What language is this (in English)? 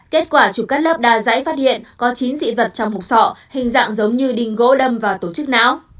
Vietnamese